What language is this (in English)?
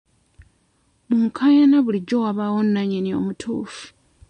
Ganda